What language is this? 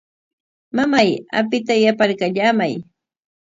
Corongo Ancash Quechua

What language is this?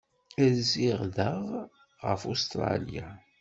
Kabyle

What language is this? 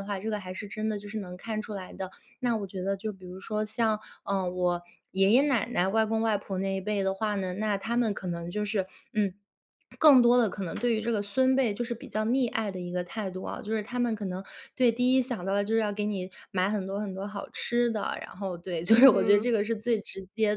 Chinese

